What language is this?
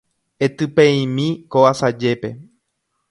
Guarani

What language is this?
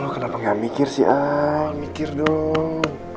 Indonesian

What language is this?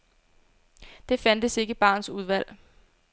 Danish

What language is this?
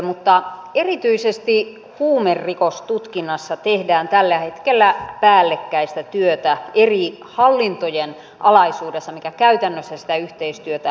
Finnish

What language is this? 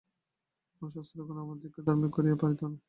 Bangla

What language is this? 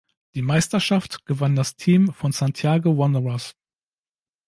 German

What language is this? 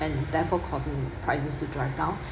English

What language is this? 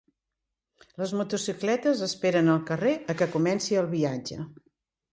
Catalan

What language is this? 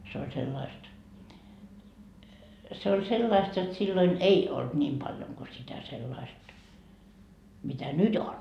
Finnish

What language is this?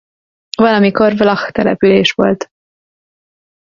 Hungarian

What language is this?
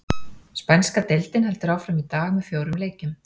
Icelandic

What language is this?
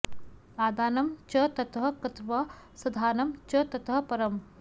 Sanskrit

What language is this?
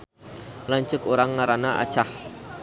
Sundanese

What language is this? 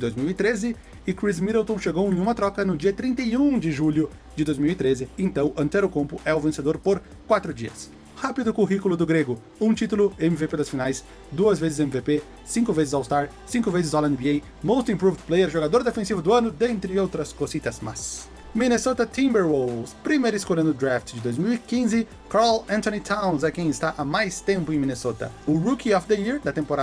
Portuguese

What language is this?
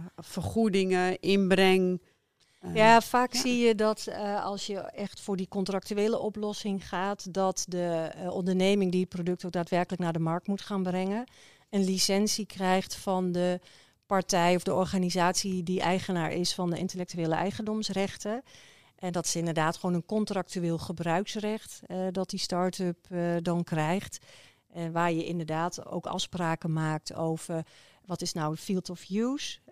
Dutch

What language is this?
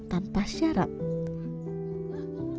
Indonesian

